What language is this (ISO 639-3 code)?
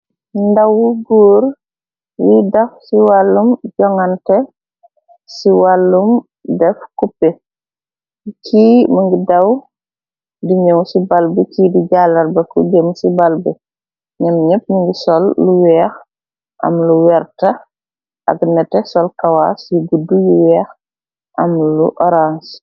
wol